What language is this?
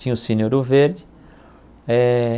Portuguese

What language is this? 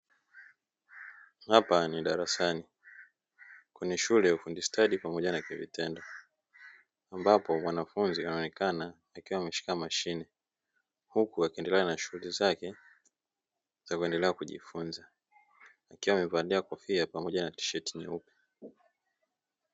Swahili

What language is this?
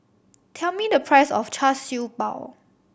English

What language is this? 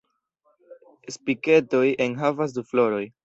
Esperanto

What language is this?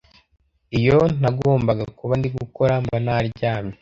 Kinyarwanda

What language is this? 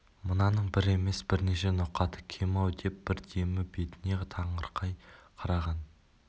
Kazakh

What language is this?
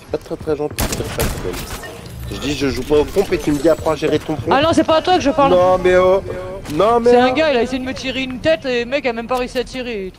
French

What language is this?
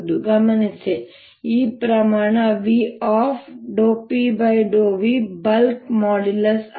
Kannada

